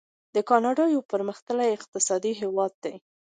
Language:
Pashto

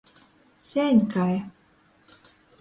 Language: Latgalian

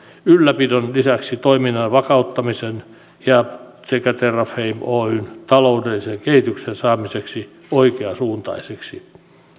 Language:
Finnish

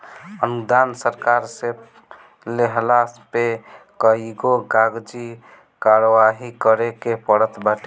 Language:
Bhojpuri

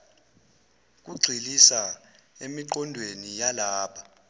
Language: Zulu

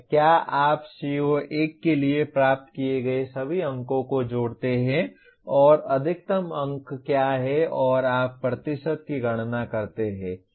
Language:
Hindi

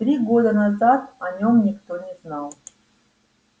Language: Russian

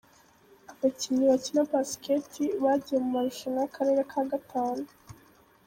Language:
Kinyarwanda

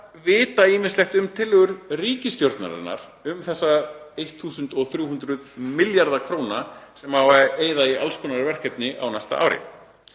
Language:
Icelandic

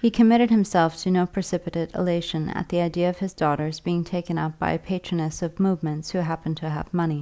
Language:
English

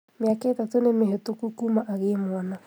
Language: Kikuyu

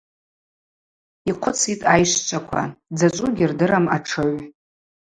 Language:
Abaza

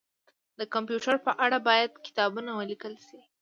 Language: Pashto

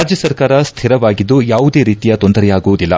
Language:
Kannada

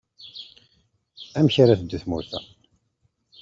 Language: Kabyle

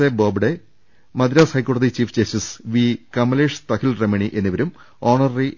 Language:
Malayalam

